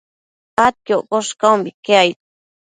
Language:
Matsés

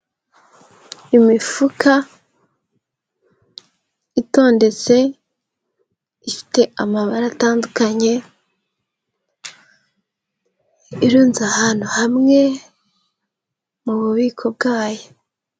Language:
Kinyarwanda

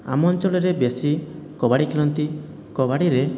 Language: Odia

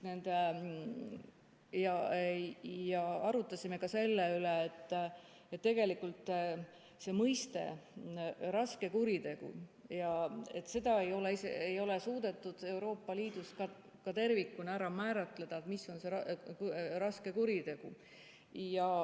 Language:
Estonian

